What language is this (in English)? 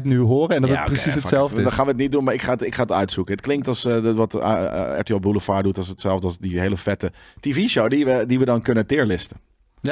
Dutch